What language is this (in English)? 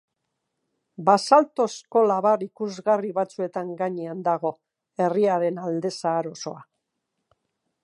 Basque